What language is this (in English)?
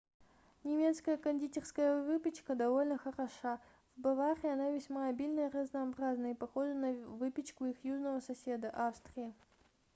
Russian